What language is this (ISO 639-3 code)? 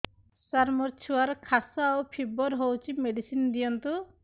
ori